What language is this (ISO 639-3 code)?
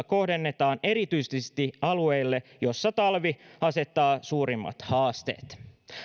fin